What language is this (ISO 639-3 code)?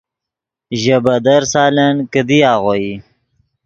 ydg